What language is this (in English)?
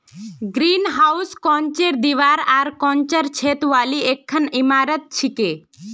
Magahi